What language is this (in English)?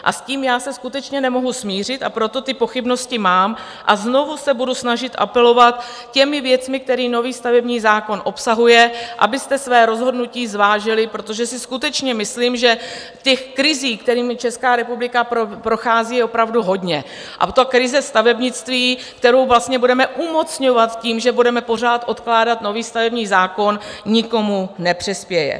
Czech